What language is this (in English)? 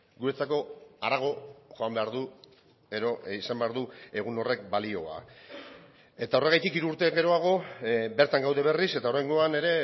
Basque